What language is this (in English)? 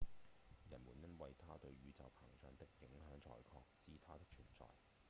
Cantonese